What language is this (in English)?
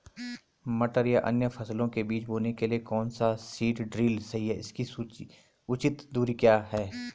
Hindi